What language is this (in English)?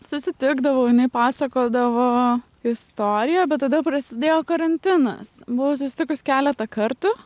Lithuanian